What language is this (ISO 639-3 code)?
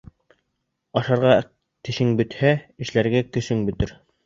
bak